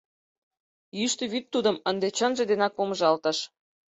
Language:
Mari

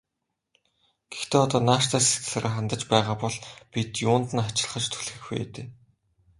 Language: Mongolian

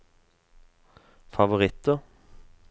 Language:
Norwegian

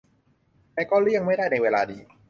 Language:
Thai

